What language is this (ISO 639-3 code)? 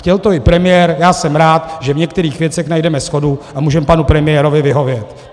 ces